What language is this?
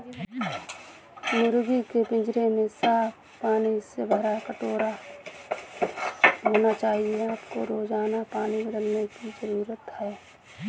Hindi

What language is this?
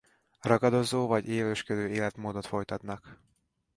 Hungarian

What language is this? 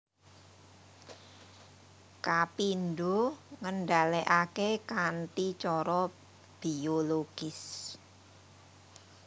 Javanese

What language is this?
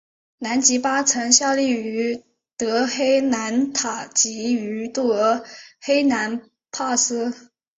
Chinese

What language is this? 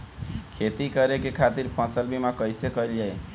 Bhojpuri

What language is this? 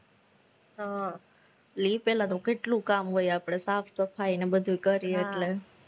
Gujarati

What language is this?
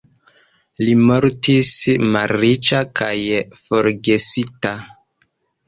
Esperanto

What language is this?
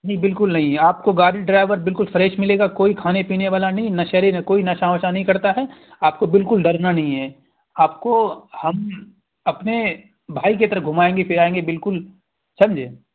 Urdu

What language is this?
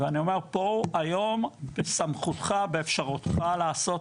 Hebrew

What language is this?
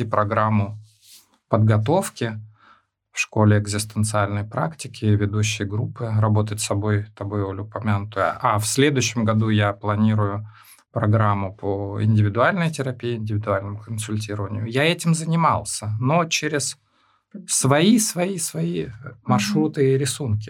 Russian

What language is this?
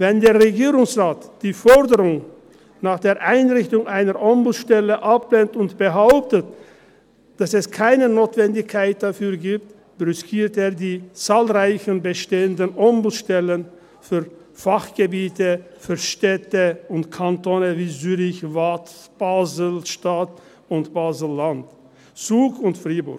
Swiss German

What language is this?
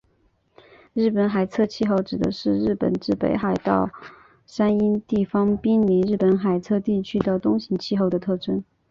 Chinese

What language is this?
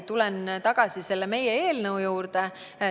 Estonian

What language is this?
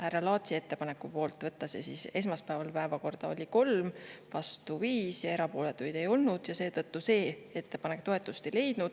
Estonian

